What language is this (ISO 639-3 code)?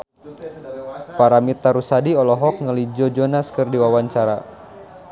sun